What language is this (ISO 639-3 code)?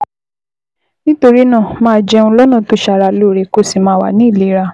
yor